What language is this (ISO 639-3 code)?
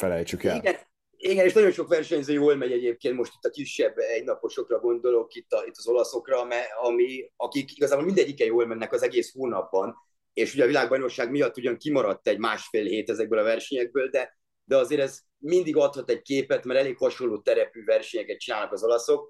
hun